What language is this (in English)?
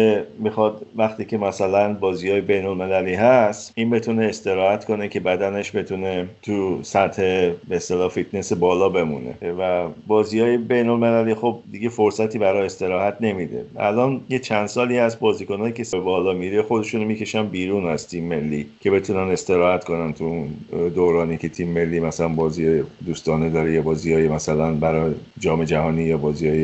Persian